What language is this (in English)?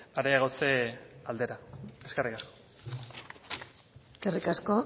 Basque